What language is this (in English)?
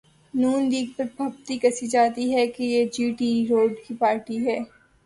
Urdu